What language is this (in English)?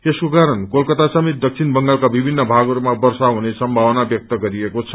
Nepali